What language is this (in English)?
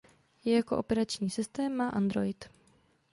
Czech